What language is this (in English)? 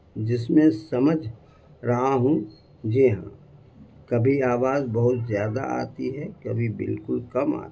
Urdu